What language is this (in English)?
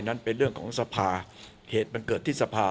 Thai